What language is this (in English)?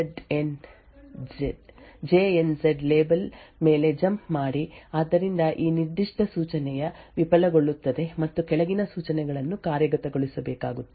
Kannada